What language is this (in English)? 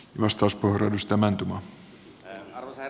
Finnish